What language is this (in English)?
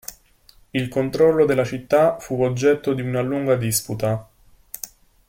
Italian